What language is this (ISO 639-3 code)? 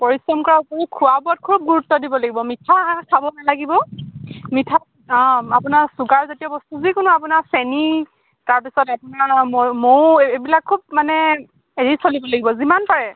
asm